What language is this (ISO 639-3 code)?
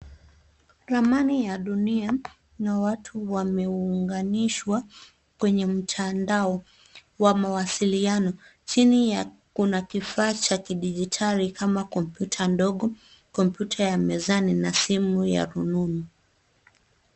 swa